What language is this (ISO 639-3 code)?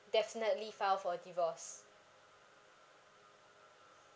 eng